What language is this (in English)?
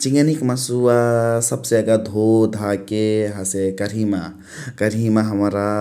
Chitwania Tharu